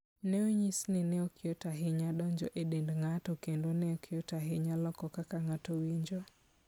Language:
Luo (Kenya and Tanzania)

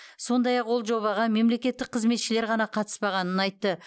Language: Kazakh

